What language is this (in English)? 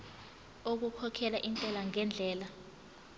Zulu